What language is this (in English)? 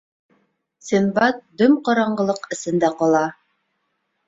Bashkir